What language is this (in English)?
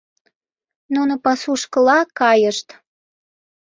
Mari